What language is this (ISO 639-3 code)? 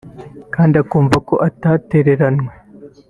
kin